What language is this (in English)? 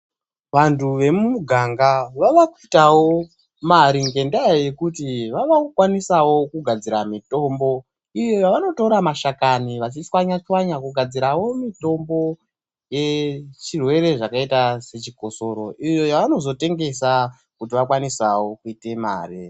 Ndau